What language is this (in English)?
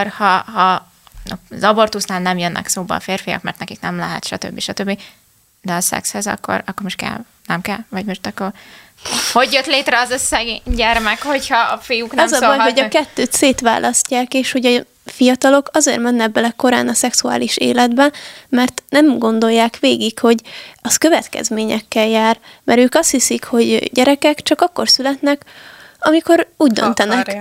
Hungarian